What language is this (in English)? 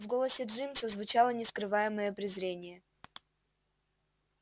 Russian